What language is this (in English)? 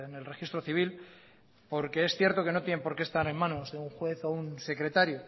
Spanish